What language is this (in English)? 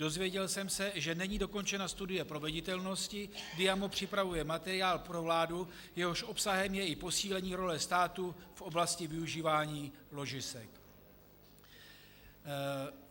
Czech